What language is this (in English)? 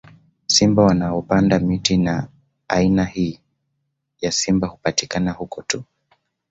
Swahili